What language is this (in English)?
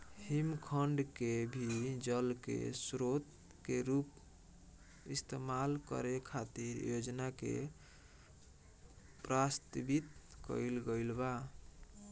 Bhojpuri